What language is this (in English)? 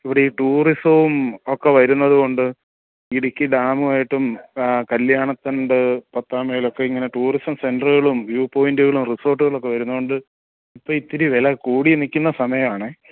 Malayalam